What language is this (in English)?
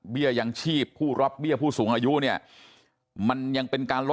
Thai